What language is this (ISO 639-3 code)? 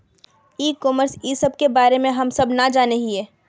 mag